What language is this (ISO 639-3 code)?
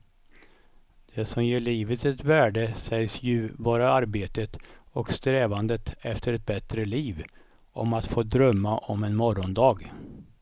swe